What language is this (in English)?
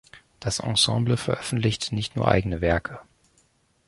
German